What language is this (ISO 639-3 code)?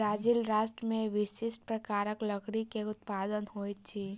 mai